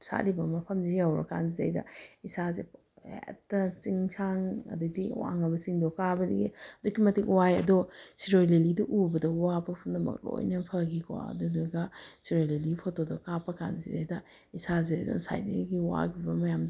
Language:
Manipuri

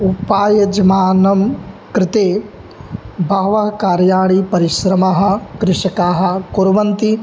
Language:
Sanskrit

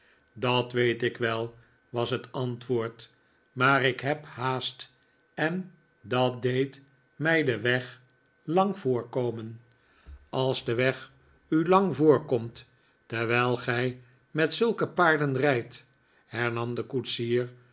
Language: Dutch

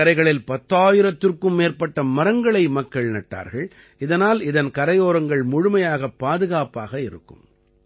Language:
Tamil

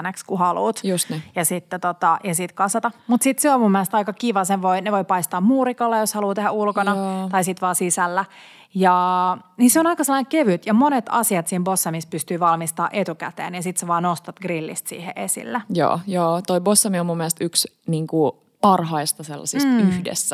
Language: Finnish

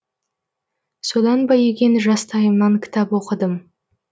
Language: Kazakh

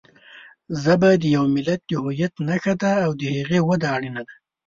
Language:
Pashto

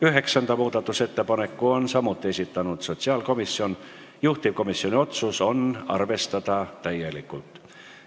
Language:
Estonian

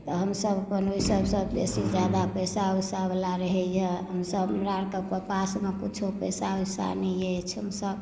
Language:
Maithili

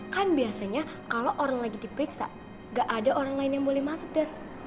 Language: Indonesian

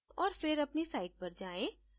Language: Hindi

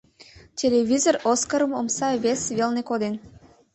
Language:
Mari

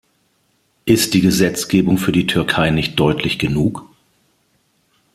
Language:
German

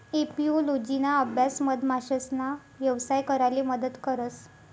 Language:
Marathi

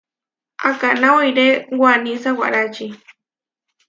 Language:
Huarijio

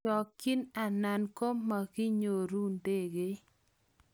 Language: Kalenjin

